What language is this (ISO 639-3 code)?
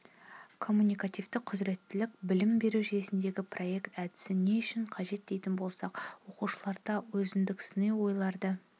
kaz